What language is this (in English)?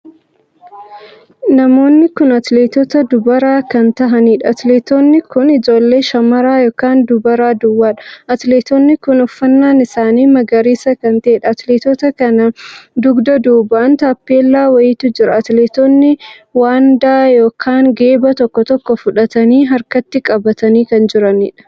Oromo